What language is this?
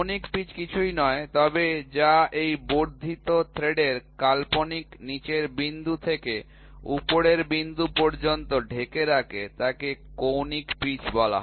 Bangla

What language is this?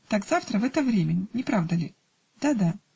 Russian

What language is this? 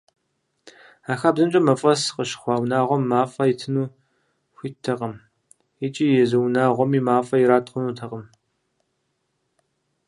Kabardian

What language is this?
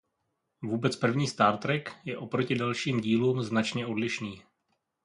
Czech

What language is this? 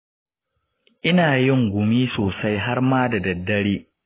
Hausa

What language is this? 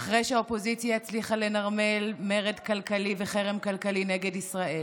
Hebrew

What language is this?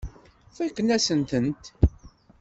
Kabyle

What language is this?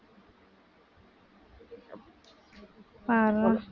Tamil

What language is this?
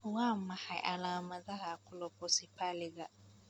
Somali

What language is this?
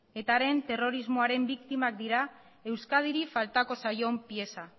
Basque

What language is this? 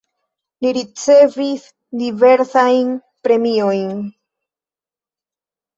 Esperanto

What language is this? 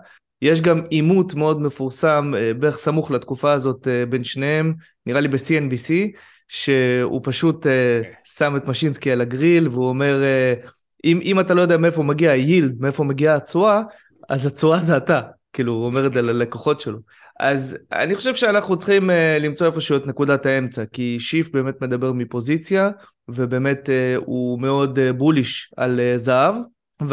Hebrew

